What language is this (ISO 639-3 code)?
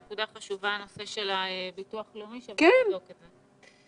heb